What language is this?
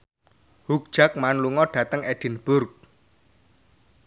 Javanese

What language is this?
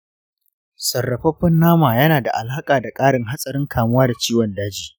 Hausa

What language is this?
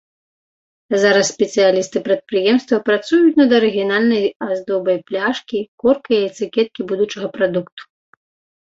Belarusian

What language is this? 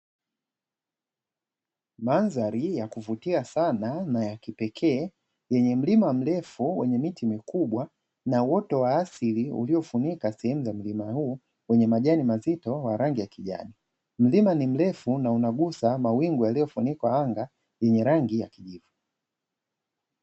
Swahili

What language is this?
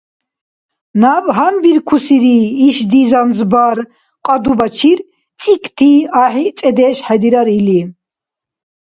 Dargwa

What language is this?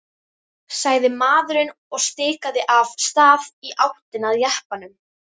Icelandic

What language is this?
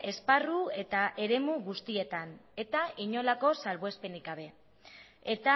Basque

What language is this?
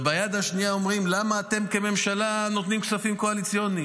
Hebrew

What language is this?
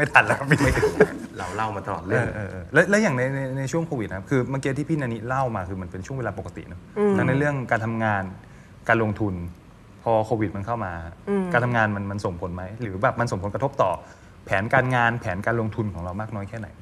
Thai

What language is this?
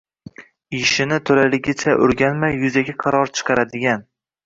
Uzbek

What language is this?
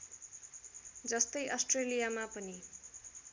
Nepali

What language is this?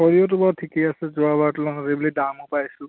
Assamese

